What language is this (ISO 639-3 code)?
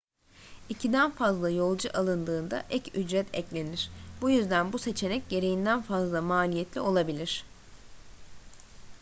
tur